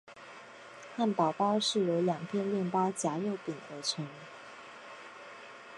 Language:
Chinese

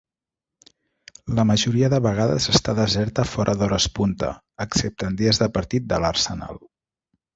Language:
Catalan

